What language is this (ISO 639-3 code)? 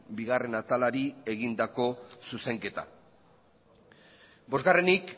eus